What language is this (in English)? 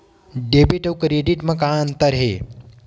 Chhattisgarhi